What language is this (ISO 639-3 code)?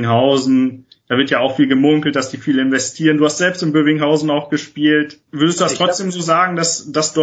deu